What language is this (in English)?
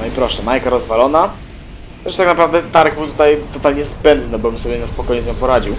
Polish